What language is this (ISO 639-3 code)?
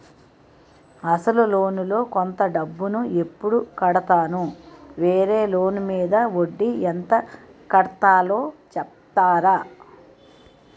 tel